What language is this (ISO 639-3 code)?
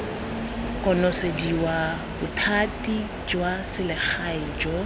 tsn